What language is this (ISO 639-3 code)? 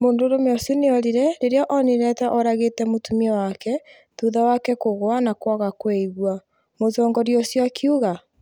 kik